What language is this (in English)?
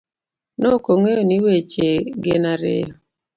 Luo (Kenya and Tanzania)